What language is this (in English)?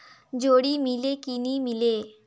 Chhattisgarhi